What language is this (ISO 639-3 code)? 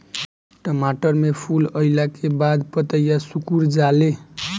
bho